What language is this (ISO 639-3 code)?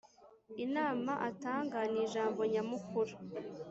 kin